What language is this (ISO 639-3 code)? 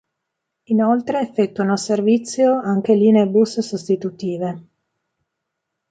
ita